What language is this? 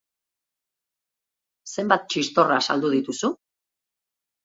Basque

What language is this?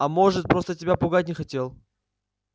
Russian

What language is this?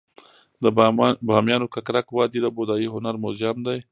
Pashto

